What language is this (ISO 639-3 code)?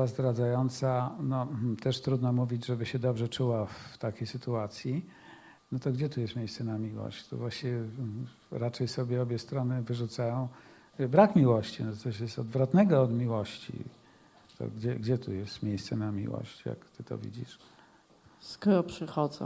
pol